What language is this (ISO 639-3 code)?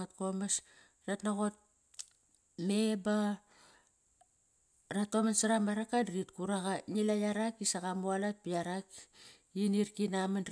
ckr